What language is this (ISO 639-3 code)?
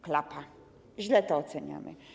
pol